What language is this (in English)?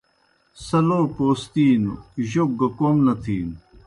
Kohistani Shina